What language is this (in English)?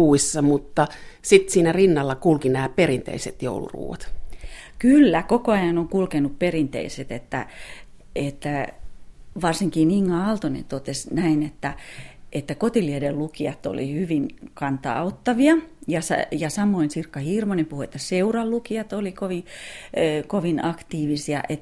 Finnish